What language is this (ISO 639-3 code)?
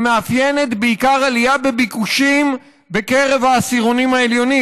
heb